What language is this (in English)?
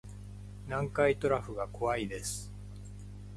Japanese